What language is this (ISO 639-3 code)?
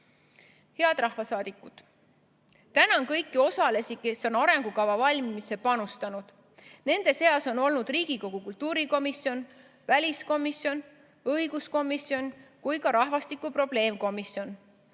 est